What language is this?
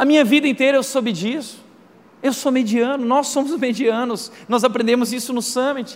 Portuguese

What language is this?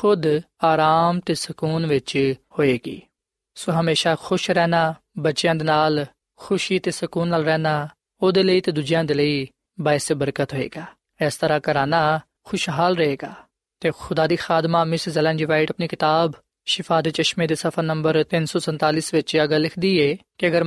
Punjabi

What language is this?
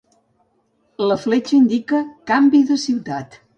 Catalan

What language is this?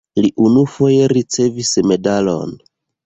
Esperanto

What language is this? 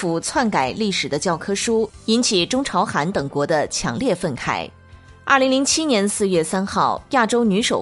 Chinese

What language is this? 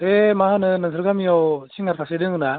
Bodo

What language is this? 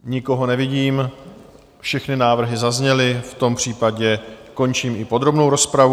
Czech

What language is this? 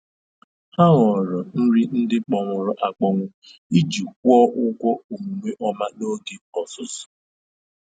Igbo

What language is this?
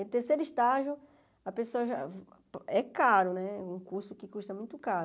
Portuguese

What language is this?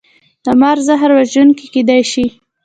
Pashto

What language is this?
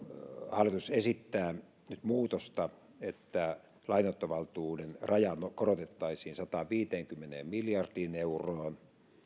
Finnish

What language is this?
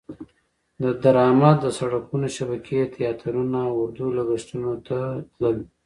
Pashto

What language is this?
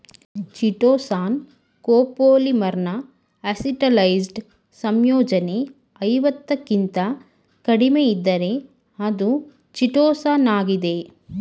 Kannada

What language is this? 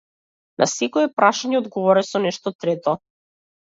Macedonian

